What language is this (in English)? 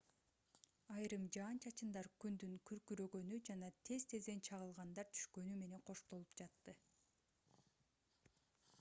Kyrgyz